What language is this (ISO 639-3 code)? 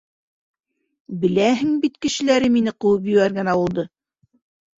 bak